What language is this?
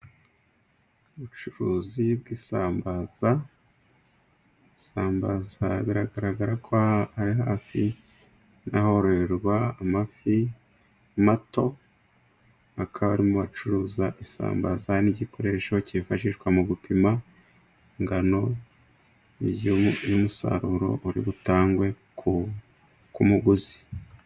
Kinyarwanda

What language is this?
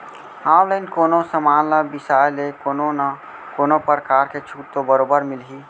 Chhattisgarhi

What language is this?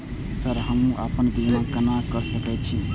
Maithili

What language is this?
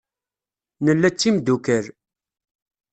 Kabyle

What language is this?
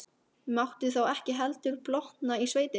Icelandic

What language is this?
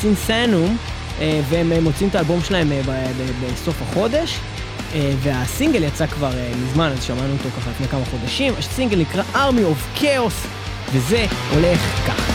Hebrew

